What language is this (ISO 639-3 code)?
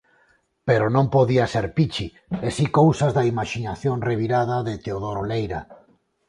glg